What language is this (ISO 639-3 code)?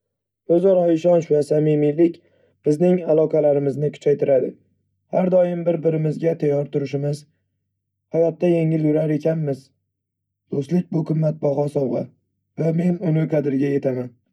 uzb